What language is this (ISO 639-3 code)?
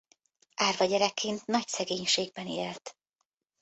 hun